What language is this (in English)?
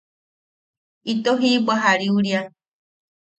Yaqui